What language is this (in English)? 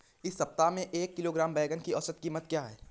Hindi